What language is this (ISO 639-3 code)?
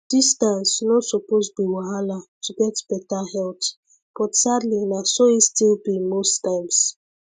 pcm